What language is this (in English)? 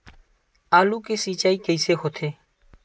Chhattisgarhi